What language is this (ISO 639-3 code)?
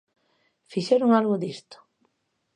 glg